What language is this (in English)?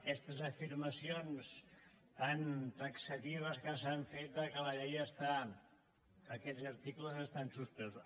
Catalan